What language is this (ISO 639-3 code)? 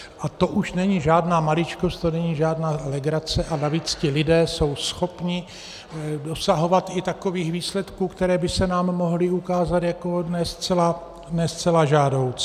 ces